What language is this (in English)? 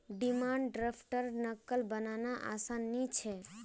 Magahi